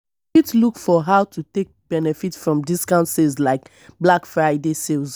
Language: Nigerian Pidgin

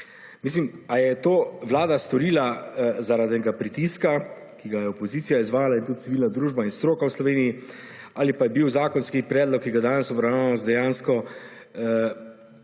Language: Slovenian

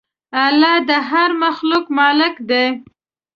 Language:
Pashto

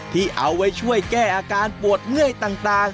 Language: Thai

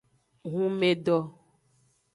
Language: Aja (Benin)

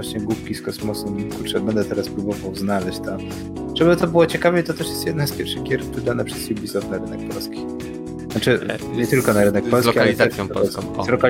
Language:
Polish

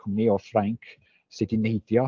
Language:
Welsh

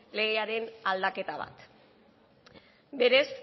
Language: Basque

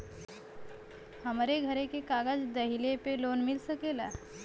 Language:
Bhojpuri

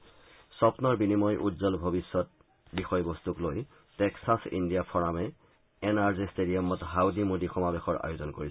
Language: Assamese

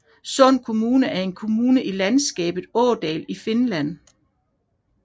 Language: Danish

